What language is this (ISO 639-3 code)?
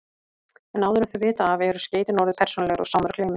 isl